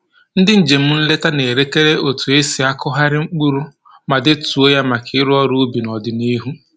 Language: Igbo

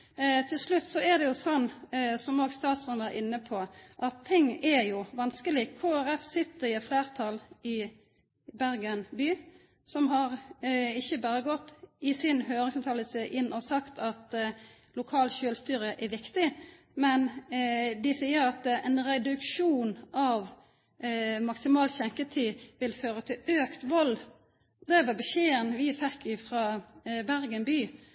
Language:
Norwegian Nynorsk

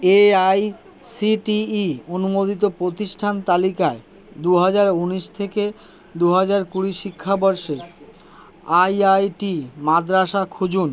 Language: Bangla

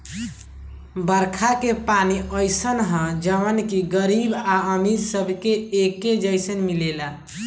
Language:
Bhojpuri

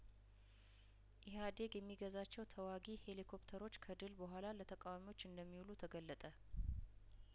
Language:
Amharic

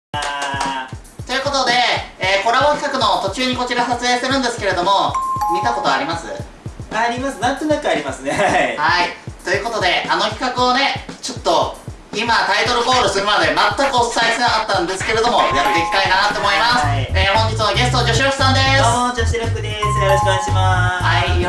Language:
Japanese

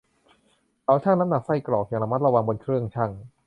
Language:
Thai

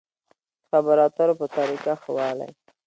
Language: Pashto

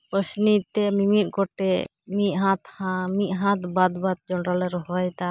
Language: Santali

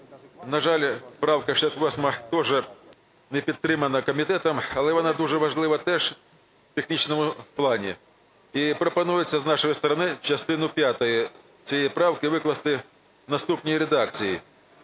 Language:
Ukrainian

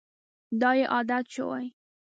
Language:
Pashto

